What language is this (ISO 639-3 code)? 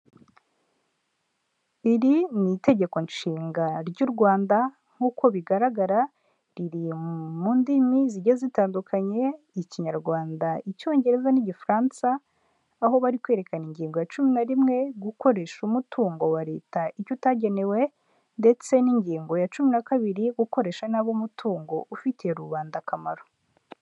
kin